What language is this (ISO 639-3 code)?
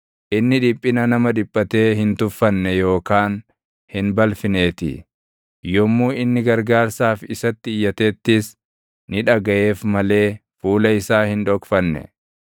orm